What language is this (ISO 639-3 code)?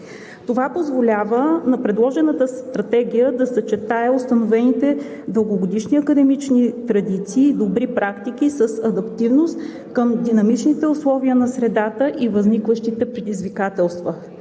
bul